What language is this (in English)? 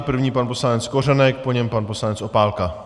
Czech